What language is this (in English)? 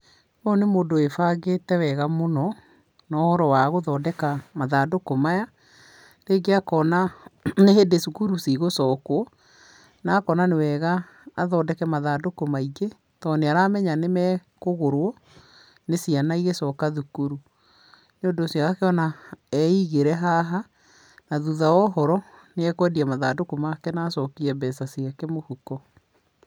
Kikuyu